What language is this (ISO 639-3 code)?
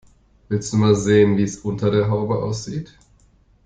deu